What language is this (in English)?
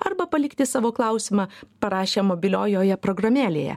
Lithuanian